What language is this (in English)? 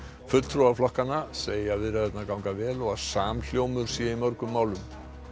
Icelandic